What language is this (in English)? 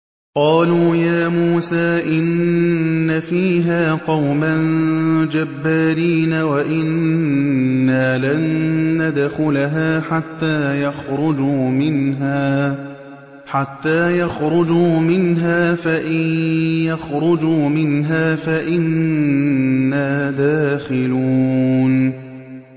Arabic